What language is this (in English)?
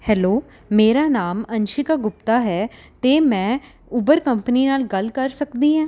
Punjabi